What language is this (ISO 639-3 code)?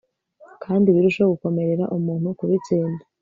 kin